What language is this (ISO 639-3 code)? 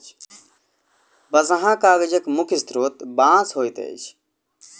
mai